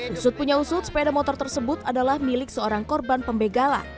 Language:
Indonesian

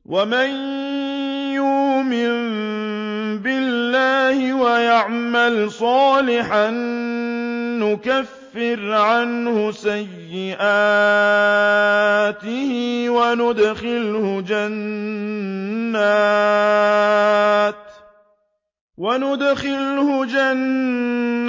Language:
Arabic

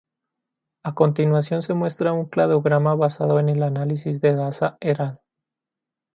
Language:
Spanish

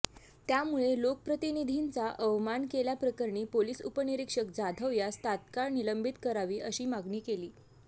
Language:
Marathi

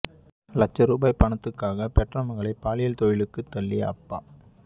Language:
Tamil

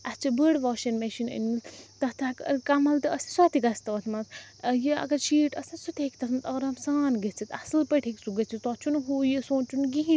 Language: Kashmiri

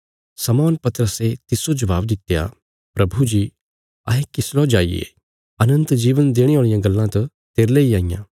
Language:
Bilaspuri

